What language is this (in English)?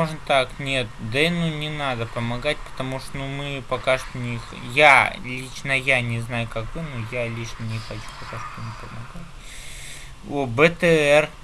Russian